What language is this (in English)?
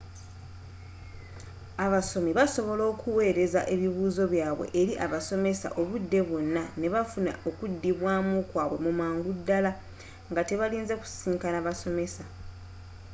Ganda